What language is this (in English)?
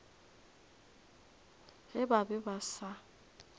Northern Sotho